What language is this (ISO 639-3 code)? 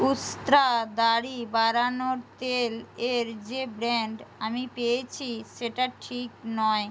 ben